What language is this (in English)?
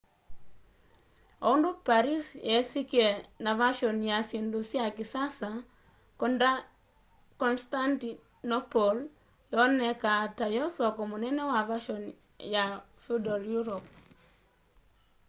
Kamba